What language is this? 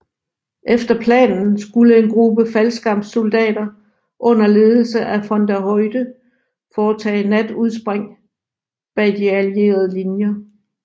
Danish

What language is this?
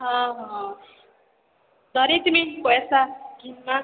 Odia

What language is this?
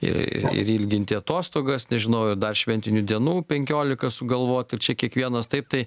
Lithuanian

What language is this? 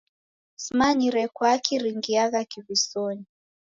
Taita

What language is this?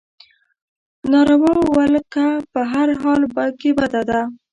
Pashto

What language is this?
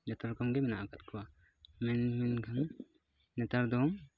Santali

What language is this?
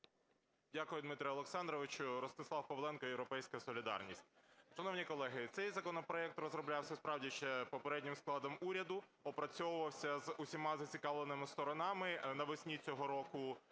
Ukrainian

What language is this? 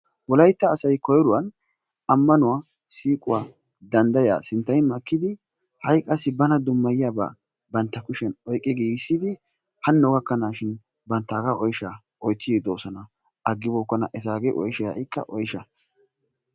Wolaytta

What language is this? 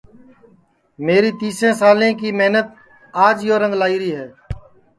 Sansi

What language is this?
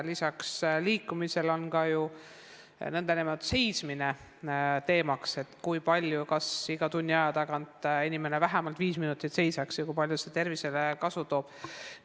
Estonian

